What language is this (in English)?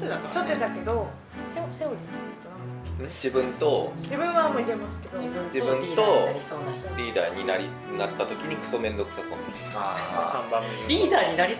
Japanese